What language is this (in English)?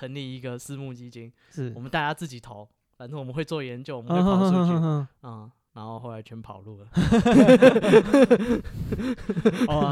Chinese